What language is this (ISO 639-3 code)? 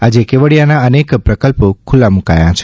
guj